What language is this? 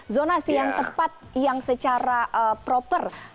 Indonesian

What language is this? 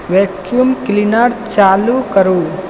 Maithili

